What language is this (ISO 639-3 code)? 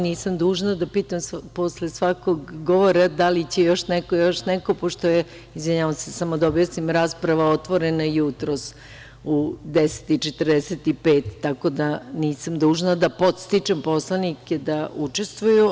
srp